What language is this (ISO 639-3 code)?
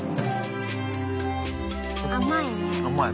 jpn